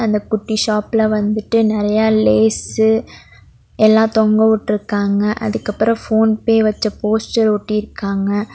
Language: Tamil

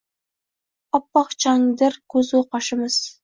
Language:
Uzbek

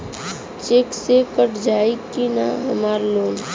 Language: Bhojpuri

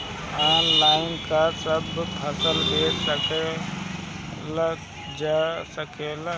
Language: Bhojpuri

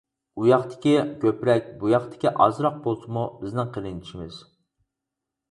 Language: Uyghur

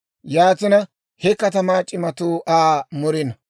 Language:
Dawro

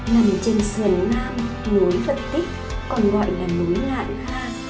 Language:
Vietnamese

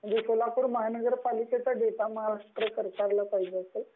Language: Marathi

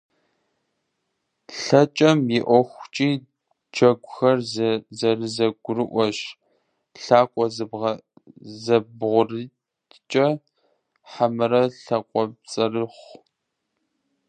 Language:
Kabardian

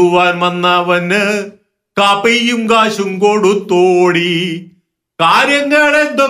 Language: Malayalam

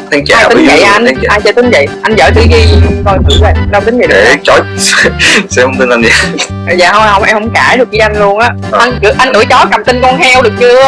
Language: Vietnamese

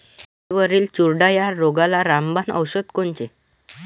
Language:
Marathi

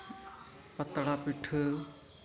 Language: Santali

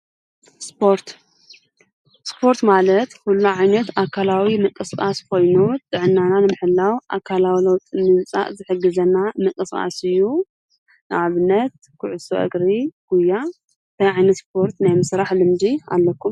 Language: Tigrinya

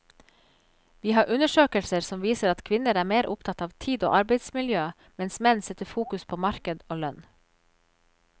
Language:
Norwegian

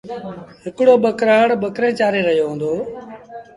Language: Sindhi Bhil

